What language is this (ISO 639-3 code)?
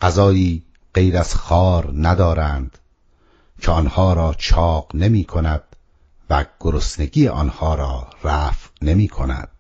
fas